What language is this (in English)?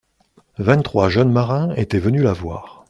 French